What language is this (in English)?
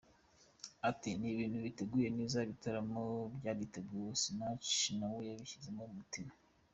Kinyarwanda